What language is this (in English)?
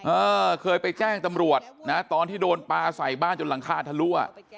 Thai